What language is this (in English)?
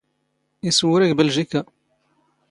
Standard Moroccan Tamazight